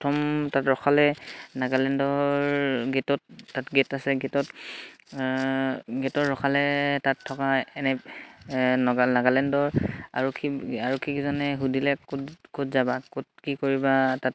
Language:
Assamese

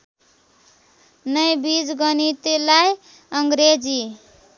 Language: Nepali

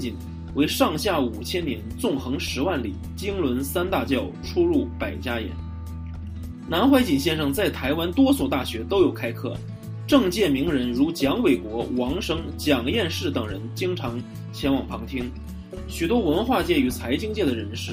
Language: Chinese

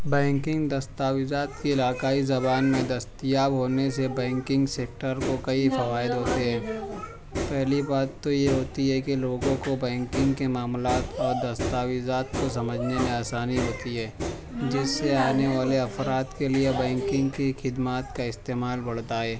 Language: Urdu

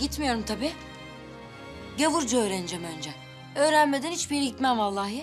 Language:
Turkish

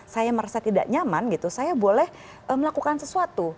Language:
Indonesian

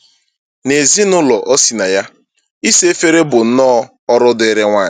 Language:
Igbo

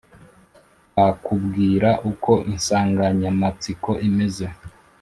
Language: Kinyarwanda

